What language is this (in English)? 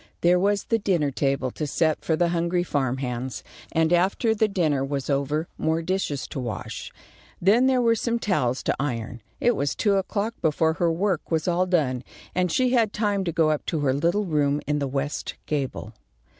English